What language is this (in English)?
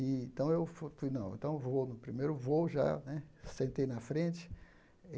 Portuguese